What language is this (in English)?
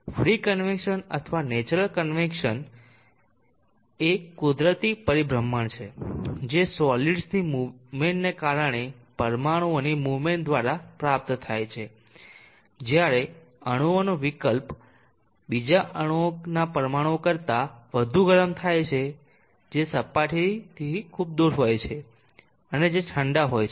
Gujarati